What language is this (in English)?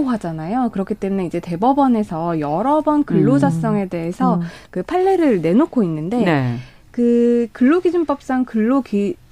Korean